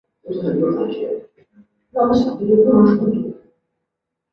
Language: Chinese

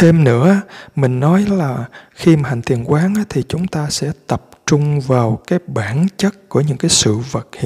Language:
Vietnamese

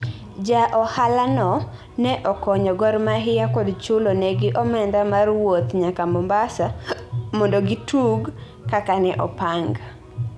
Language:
Luo (Kenya and Tanzania)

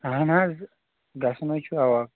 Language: Kashmiri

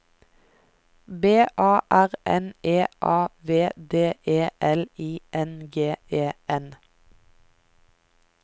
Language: Norwegian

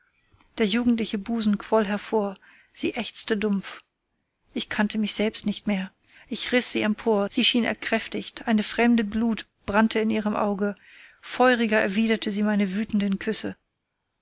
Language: German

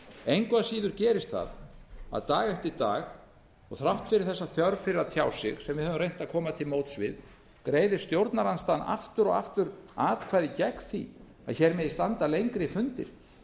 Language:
Icelandic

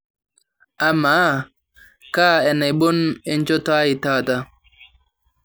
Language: Masai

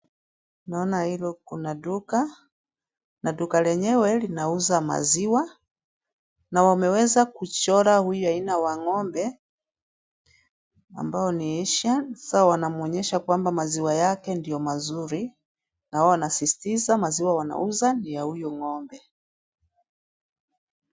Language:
Swahili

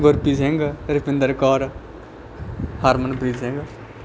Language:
Punjabi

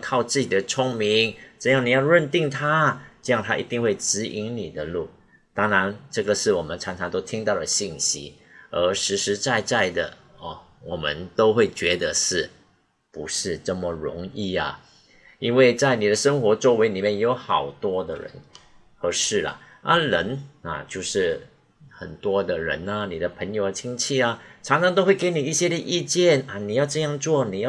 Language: Chinese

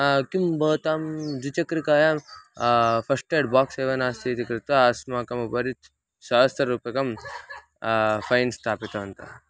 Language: Sanskrit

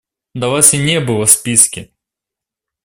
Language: Russian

